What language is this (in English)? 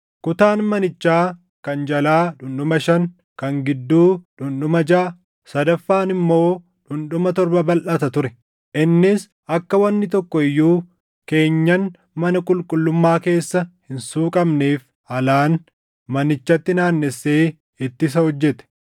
Oromo